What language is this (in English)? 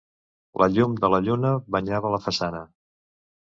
Catalan